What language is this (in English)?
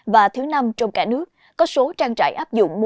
Vietnamese